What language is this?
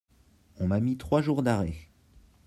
French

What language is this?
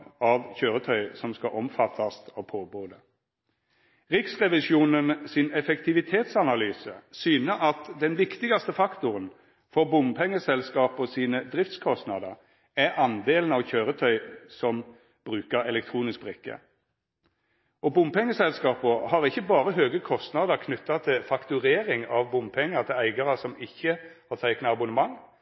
Norwegian Nynorsk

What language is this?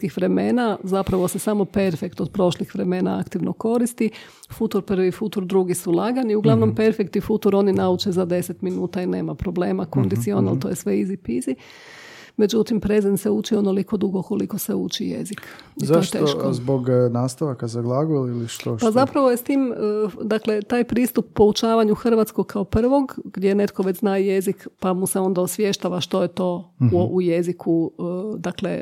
Croatian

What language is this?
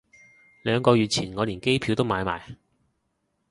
Cantonese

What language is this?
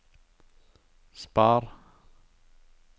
Norwegian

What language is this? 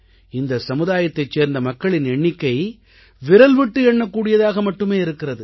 Tamil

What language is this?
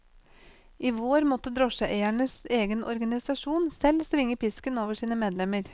Norwegian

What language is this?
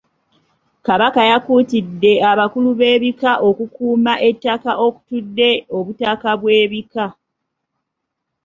Ganda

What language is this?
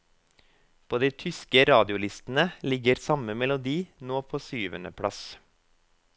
Norwegian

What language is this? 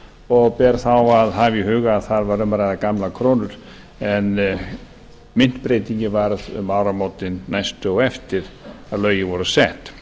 Icelandic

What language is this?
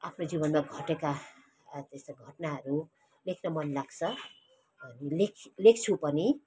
Nepali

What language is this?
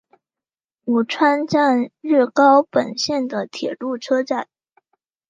Chinese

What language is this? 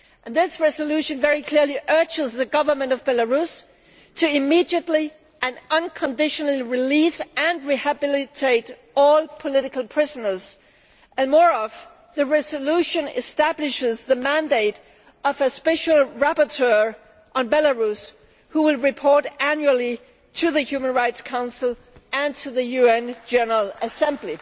English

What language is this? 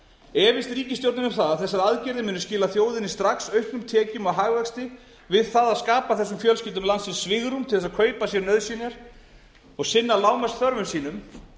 Icelandic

